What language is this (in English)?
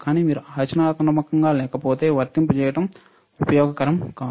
Telugu